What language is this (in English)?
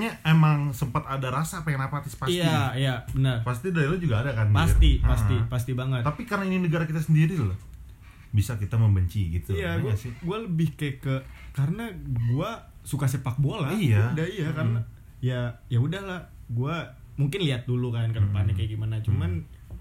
Indonesian